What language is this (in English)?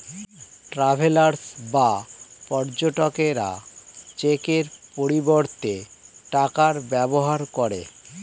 Bangla